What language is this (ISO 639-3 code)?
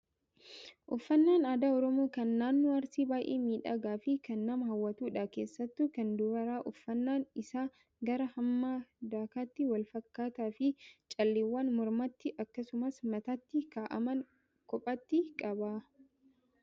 orm